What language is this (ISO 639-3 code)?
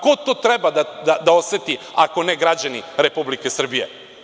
srp